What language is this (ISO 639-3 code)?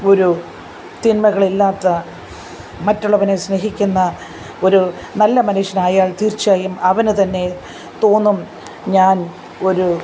mal